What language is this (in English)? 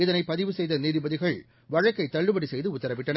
Tamil